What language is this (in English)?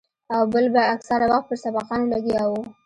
Pashto